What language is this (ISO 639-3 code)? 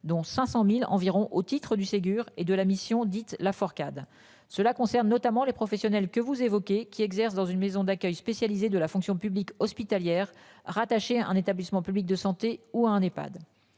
fra